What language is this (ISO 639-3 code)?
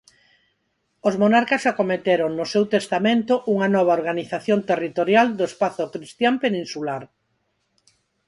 glg